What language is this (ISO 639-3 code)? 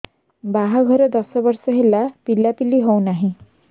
ori